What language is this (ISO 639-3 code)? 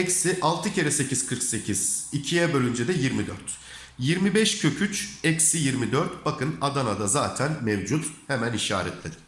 tur